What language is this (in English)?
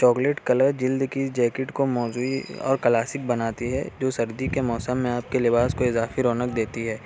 Urdu